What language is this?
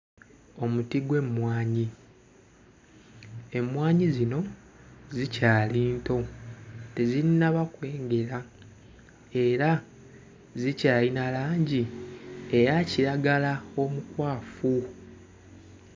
Ganda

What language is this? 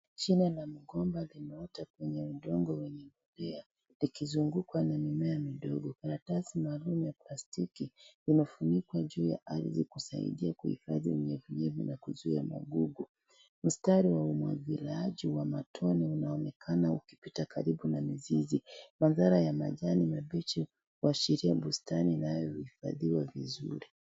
Swahili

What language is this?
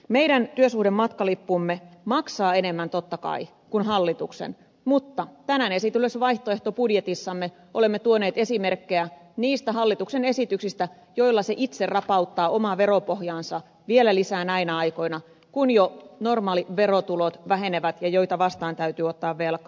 Finnish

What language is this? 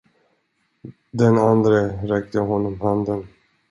Swedish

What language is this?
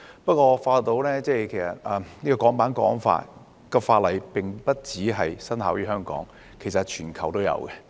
Cantonese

